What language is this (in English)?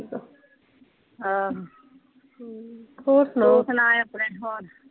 Punjabi